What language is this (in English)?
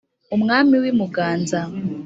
Kinyarwanda